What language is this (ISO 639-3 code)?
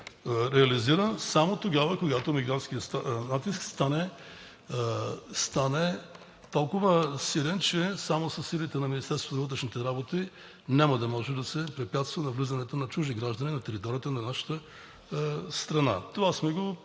bul